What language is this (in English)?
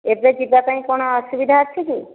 Odia